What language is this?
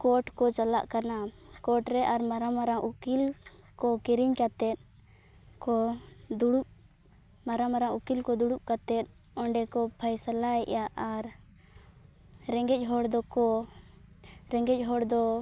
Santali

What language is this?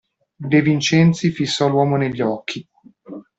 Italian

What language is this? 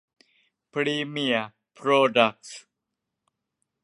Thai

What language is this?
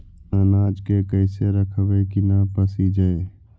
Magahi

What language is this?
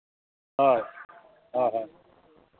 Santali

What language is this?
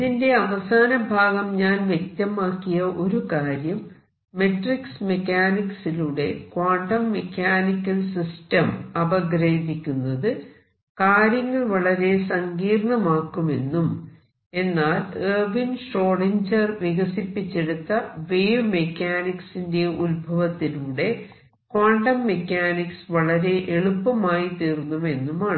Malayalam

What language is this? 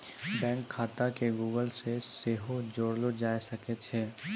Maithili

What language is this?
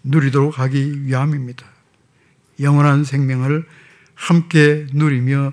Korean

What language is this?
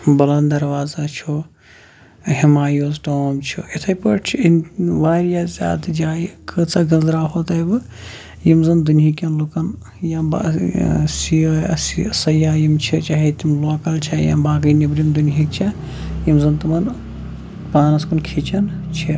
Kashmiri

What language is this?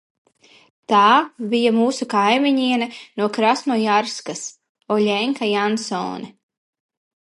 Latvian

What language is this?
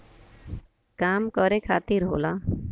Bhojpuri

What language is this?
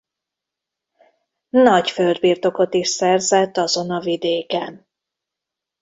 Hungarian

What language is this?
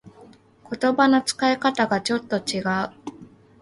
Japanese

